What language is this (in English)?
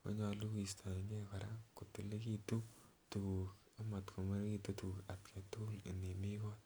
Kalenjin